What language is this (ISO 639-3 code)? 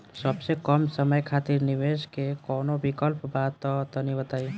bho